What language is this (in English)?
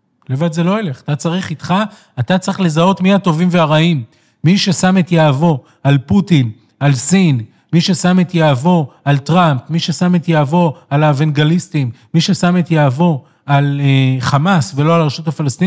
Hebrew